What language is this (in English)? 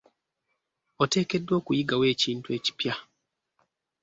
Ganda